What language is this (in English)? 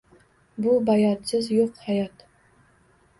Uzbek